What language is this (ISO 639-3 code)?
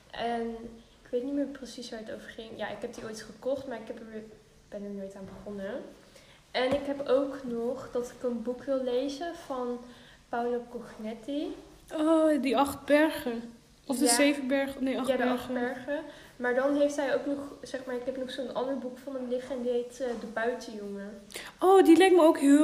nld